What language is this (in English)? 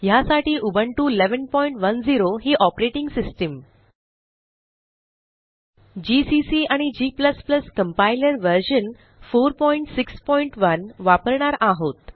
Marathi